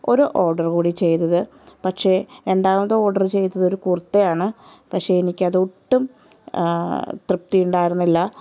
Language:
Malayalam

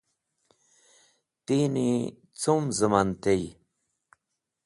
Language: Wakhi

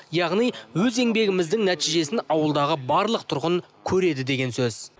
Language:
Kazakh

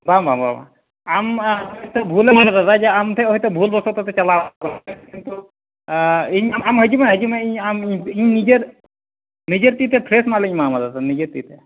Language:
Santali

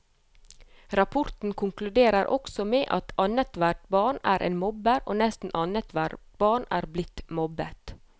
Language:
Norwegian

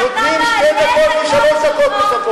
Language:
Hebrew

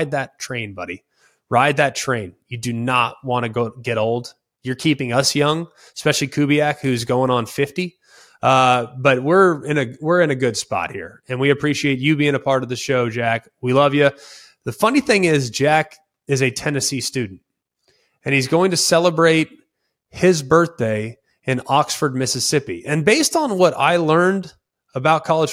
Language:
English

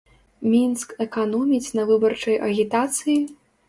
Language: Belarusian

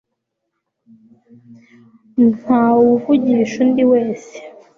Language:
Kinyarwanda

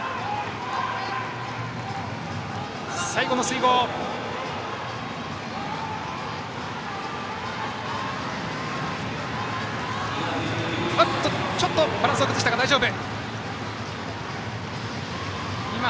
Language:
Japanese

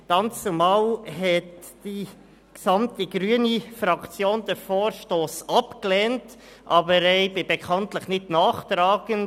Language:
Swiss German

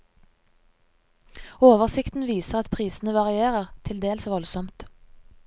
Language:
Norwegian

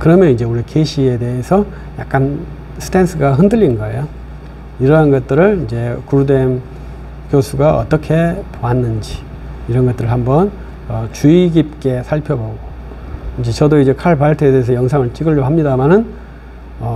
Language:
Korean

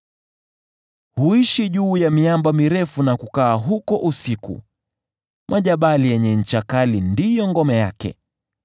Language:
Swahili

